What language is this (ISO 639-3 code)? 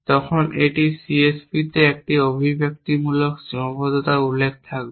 ben